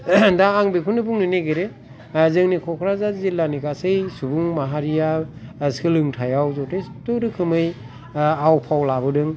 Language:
Bodo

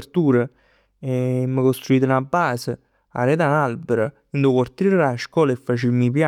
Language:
Neapolitan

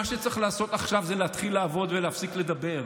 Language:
Hebrew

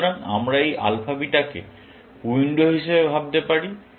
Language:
Bangla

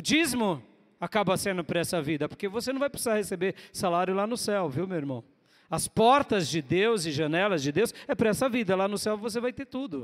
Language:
Portuguese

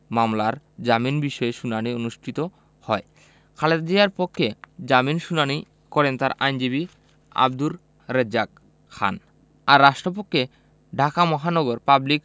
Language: Bangla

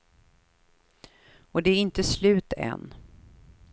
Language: Swedish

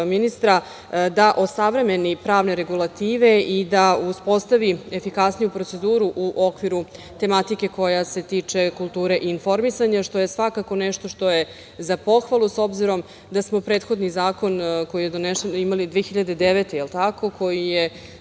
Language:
Serbian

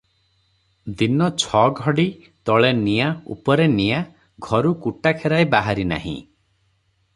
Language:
Odia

